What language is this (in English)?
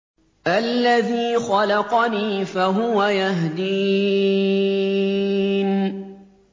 Arabic